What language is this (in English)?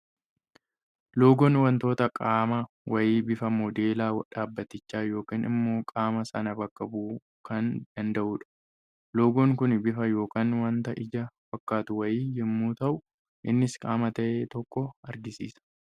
Oromo